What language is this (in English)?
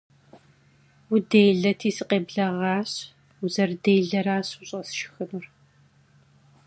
Kabardian